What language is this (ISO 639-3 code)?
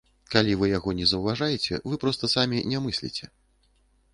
bel